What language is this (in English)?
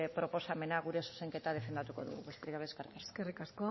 Basque